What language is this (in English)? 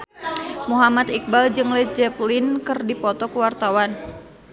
Sundanese